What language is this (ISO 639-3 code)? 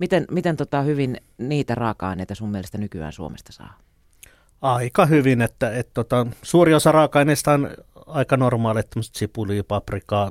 fin